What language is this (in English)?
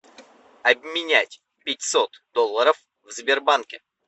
Russian